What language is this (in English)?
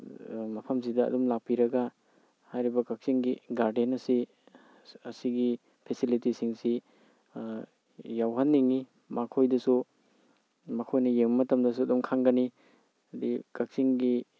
Manipuri